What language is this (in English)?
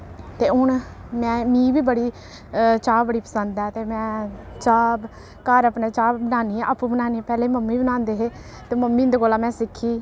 Dogri